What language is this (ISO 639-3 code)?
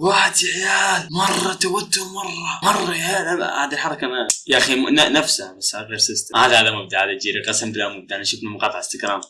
ara